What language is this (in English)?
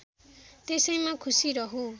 Nepali